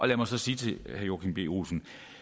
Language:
Danish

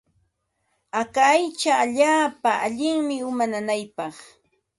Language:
Ambo-Pasco Quechua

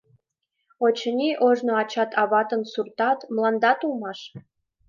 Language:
Mari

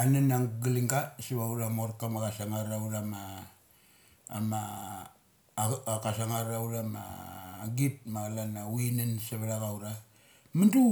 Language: Mali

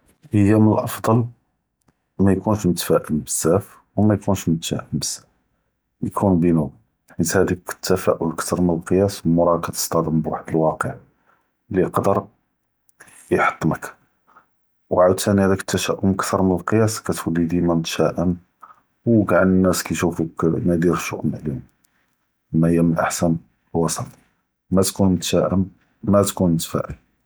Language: Judeo-Arabic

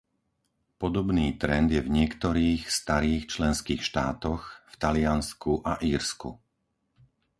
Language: Slovak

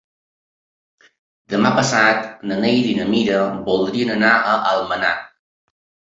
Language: Catalan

